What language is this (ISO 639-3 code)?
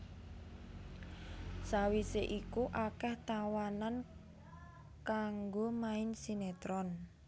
jav